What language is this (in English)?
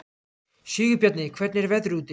Icelandic